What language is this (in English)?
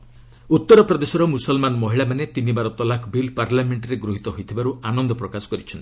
Odia